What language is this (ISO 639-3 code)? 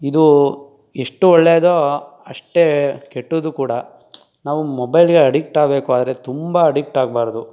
kan